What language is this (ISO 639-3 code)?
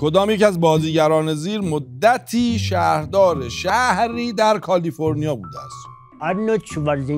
fas